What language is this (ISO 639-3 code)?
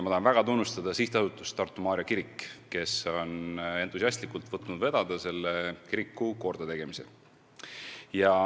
est